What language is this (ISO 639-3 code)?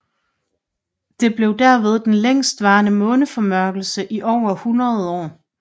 dan